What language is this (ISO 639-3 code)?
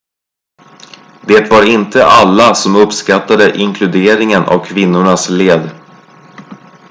swe